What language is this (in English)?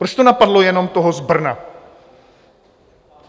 Czech